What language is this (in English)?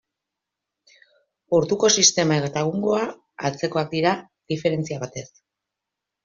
Basque